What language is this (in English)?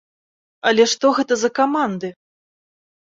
Belarusian